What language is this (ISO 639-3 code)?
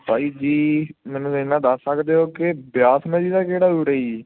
pan